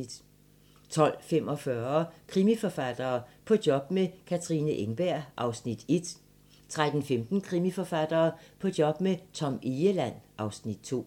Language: Danish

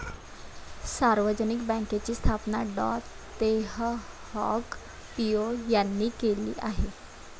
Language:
Marathi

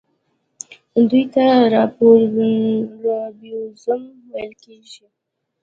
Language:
Pashto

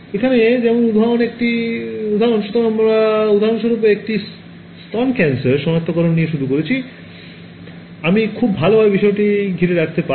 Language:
Bangla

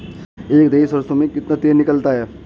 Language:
Hindi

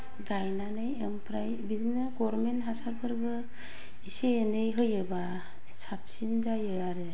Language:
Bodo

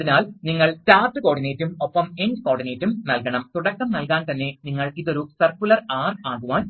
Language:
Malayalam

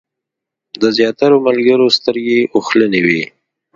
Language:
Pashto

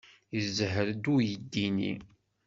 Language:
Kabyle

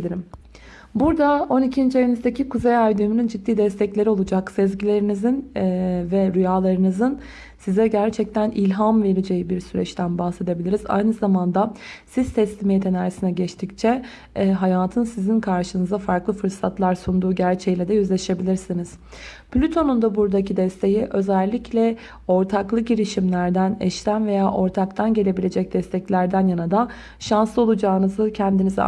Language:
Turkish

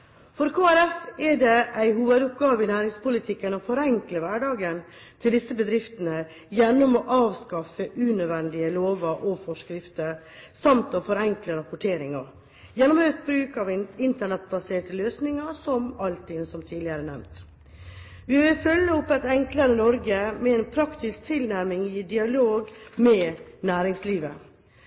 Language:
Norwegian Bokmål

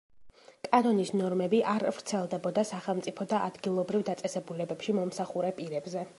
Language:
Georgian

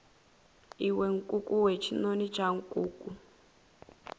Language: Venda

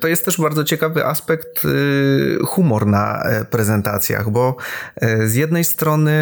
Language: Polish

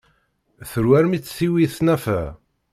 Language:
Kabyle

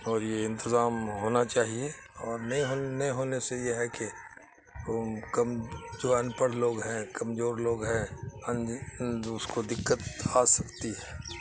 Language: Urdu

